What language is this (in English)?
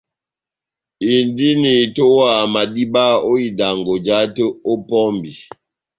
Batanga